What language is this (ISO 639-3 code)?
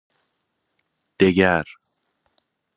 fas